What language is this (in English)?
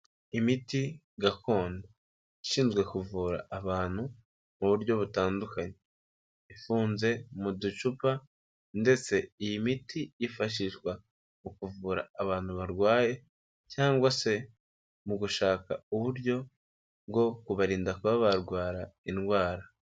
Kinyarwanda